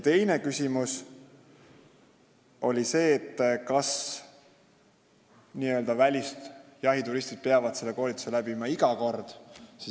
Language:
Estonian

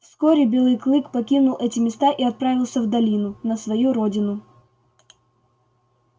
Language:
Russian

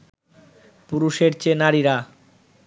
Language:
Bangla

